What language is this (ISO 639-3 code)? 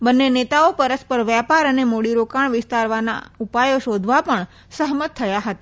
guj